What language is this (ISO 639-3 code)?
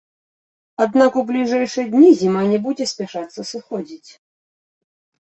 bel